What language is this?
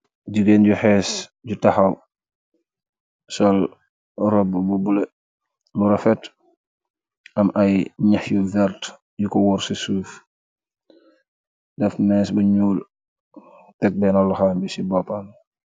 Wolof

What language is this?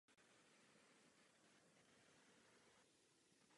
Czech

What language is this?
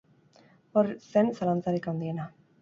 Basque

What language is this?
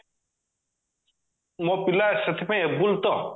Odia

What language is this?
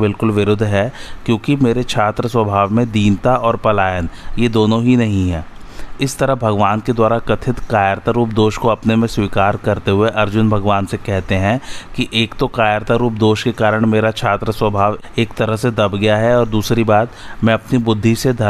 Hindi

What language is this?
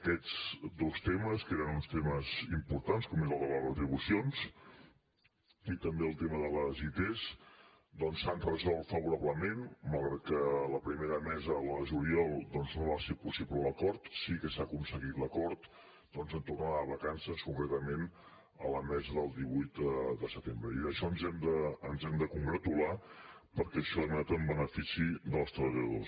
Catalan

